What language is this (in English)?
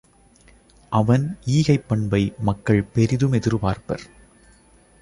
Tamil